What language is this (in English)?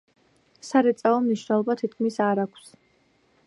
Georgian